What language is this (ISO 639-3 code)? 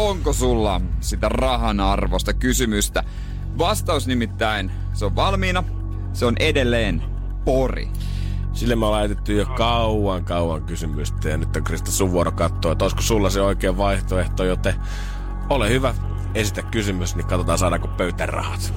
fin